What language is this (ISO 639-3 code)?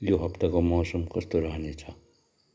nep